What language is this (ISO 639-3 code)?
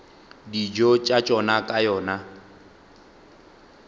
nso